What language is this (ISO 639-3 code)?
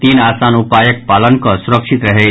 mai